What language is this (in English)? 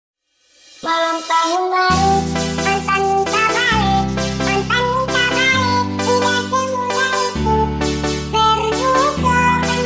Indonesian